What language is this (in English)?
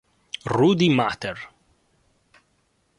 Italian